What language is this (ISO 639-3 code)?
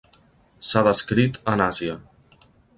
cat